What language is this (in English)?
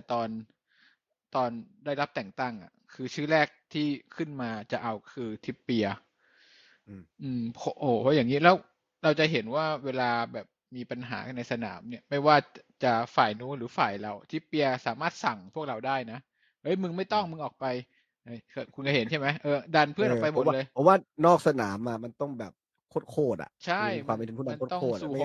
Thai